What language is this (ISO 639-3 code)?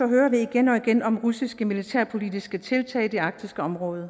dan